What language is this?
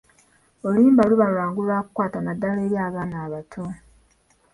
Ganda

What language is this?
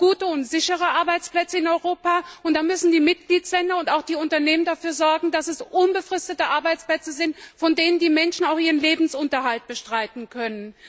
German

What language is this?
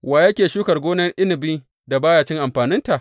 Hausa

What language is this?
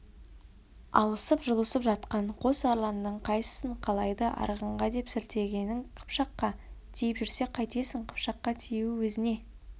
Kazakh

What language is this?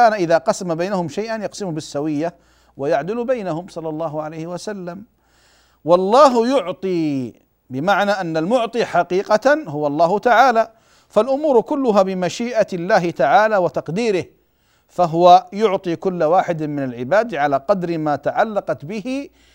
Arabic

